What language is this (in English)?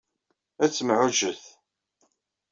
Kabyle